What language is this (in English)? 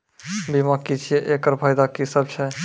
Maithili